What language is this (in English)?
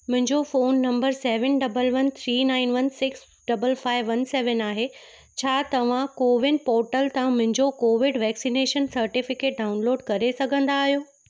Sindhi